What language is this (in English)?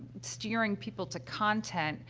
English